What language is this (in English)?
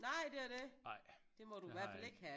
Danish